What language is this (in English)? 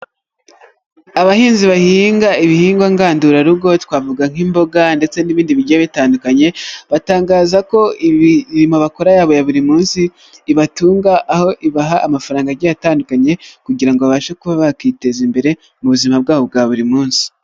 Kinyarwanda